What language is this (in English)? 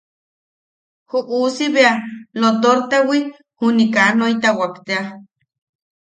Yaqui